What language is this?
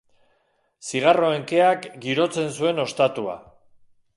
Basque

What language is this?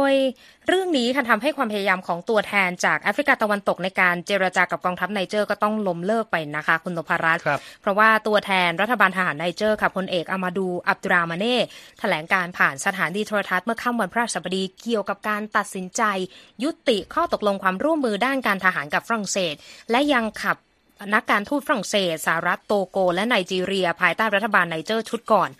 Thai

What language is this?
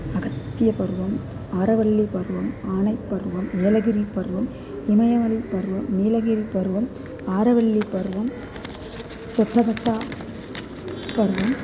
Sanskrit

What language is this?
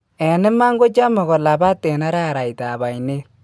Kalenjin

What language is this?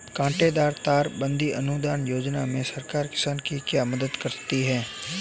Hindi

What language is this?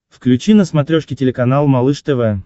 Russian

